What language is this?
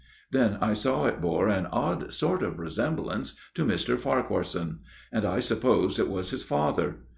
English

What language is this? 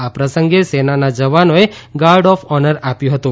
Gujarati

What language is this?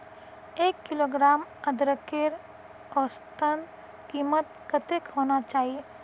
Magahi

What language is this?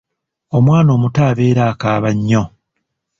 Ganda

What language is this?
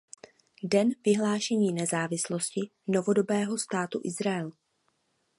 Czech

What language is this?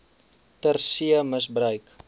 Afrikaans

